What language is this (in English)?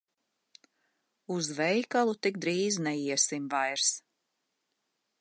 Latvian